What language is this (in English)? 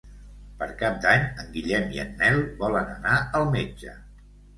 Catalan